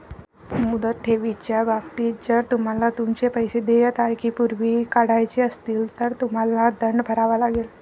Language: Marathi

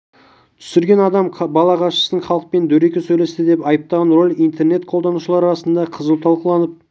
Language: Kazakh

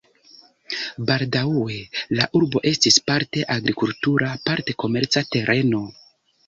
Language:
Esperanto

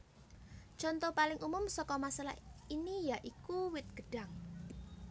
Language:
Javanese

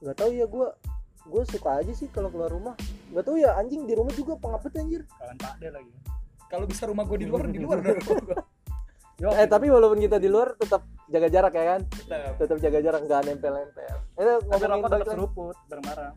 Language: Indonesian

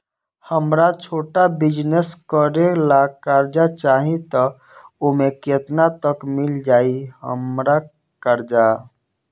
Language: Bhojpuri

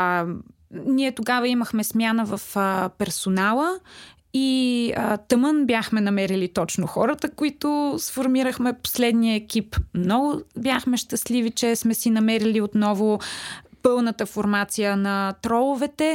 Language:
Bulgarian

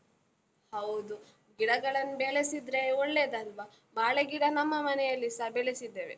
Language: Kannada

